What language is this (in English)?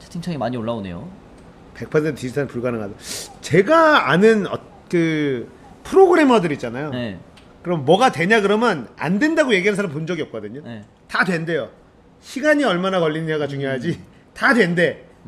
Korean